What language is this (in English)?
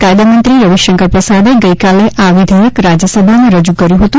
Gujarati